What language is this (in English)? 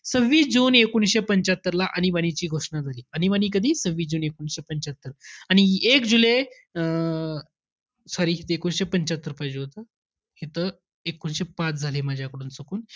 Marathi